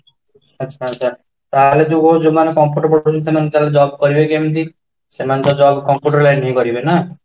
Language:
Odia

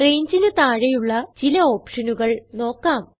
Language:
Malayalam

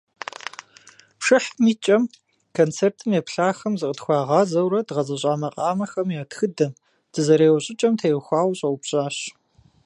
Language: Kabardian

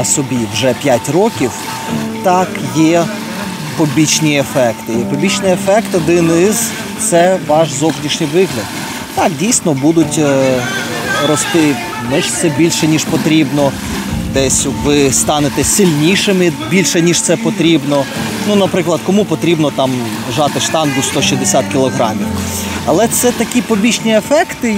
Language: Ukrainian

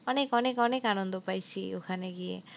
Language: Bangla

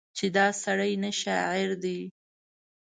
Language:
Pashto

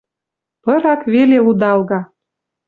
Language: Western Mari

